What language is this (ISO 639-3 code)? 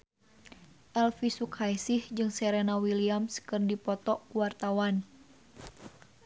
sun